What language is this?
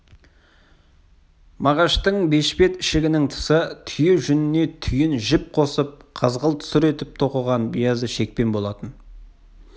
Kazakh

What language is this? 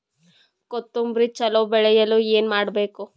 Kannada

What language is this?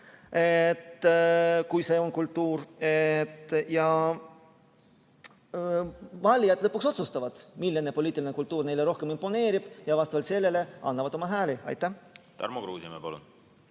Estonian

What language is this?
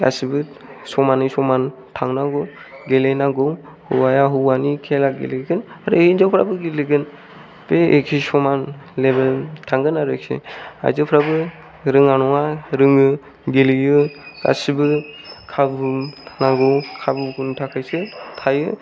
Bodo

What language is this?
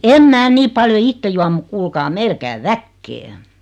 Finnish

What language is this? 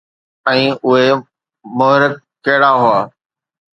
Sindhi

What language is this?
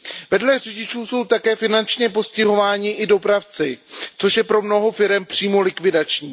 Czech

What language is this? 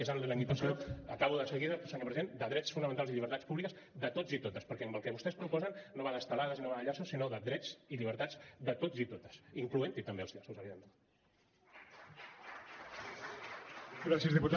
Catalan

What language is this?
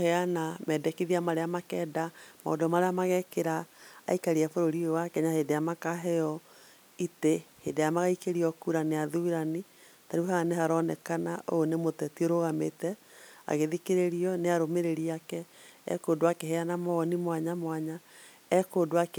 Kikuyu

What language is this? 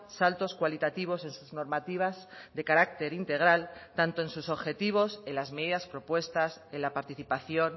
Spanish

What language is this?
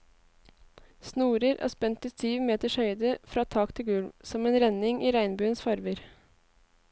Norwegian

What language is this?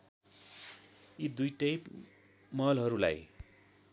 Nepali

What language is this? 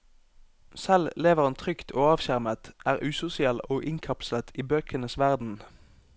Norwegian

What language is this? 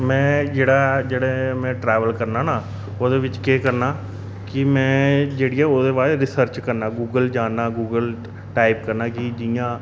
Dogri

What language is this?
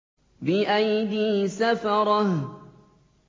Arabic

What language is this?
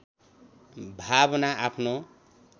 Nepali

